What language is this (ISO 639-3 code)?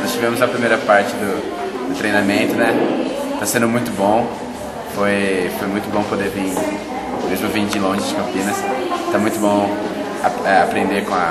por